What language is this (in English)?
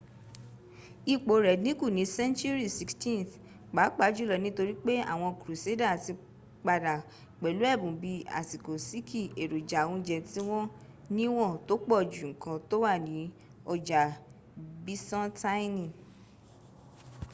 Yoruba